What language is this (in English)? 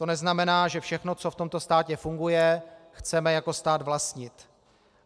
Czech